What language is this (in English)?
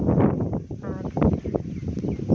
Santali